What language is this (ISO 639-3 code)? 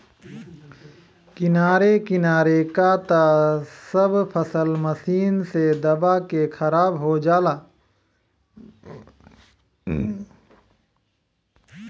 bho